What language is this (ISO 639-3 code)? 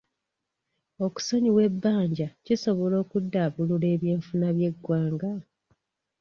lug